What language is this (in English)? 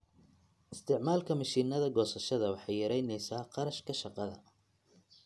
Somali